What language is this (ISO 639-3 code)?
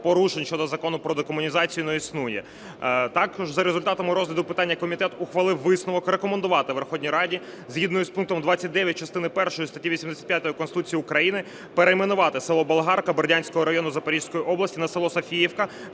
ukr